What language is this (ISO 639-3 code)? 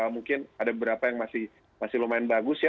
ind